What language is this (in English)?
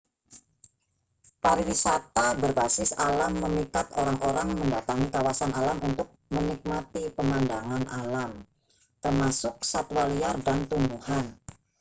Indonesian